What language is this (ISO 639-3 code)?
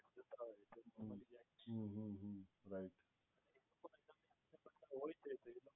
guj